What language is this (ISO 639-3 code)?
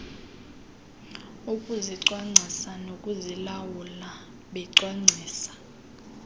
xho